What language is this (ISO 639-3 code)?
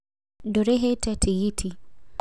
kik